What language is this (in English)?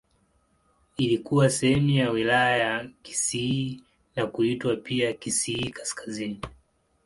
Swahili